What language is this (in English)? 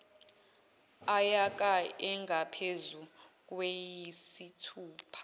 Zulu